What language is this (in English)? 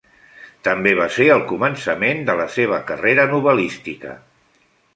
Catalan